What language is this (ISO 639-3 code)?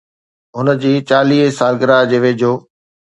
snd